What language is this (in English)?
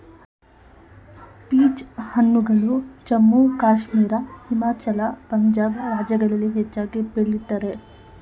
Kannada